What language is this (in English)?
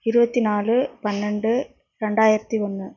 Tamil